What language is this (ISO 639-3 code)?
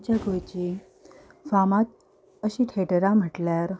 kok